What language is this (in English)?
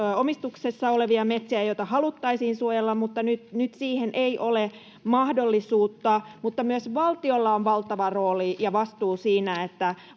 Finnish